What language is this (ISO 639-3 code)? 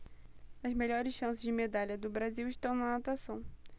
por